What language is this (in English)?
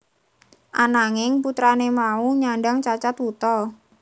Javanese